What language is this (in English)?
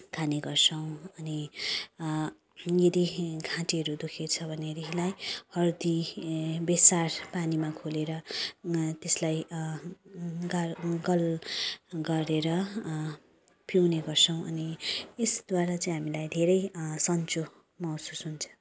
Nepali